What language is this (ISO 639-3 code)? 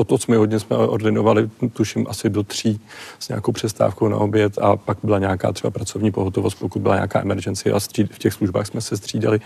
ces